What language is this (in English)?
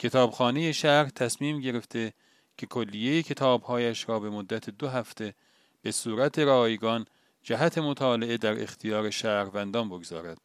Persian